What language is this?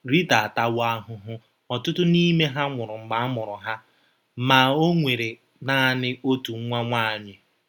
Igbo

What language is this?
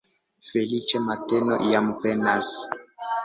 Esperanto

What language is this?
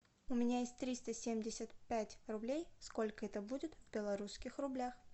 Russian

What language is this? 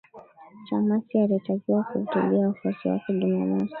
Swahili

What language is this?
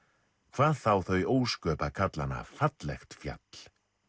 Icelandic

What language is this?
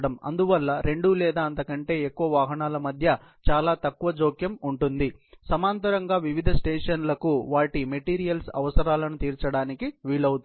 Telugu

